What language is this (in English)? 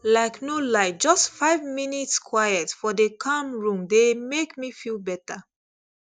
Nigerian Pidgin